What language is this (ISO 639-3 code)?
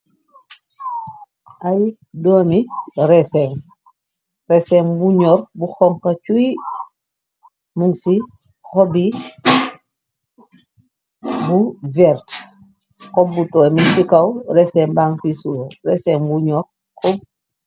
wol